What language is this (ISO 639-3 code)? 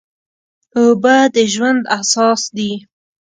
pus